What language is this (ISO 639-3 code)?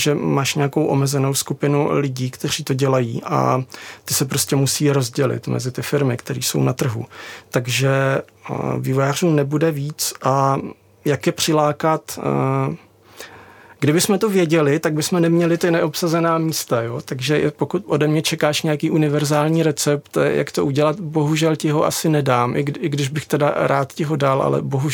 ces